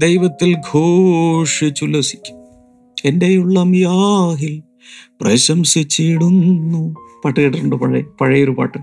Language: Malayalam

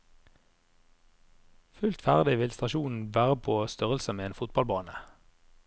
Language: Norwegian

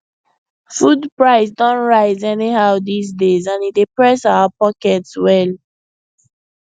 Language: Nigerian Pidgin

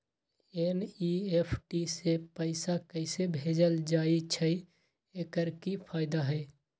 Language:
Magahi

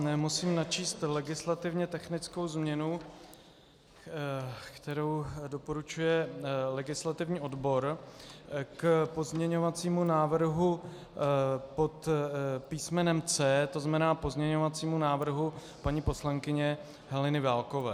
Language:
Czech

